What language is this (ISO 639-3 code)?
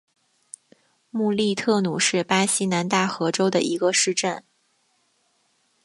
zho